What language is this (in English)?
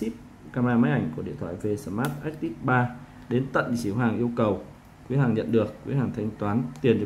Vietnamese